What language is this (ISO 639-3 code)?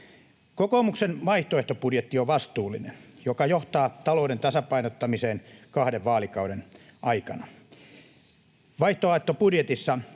fin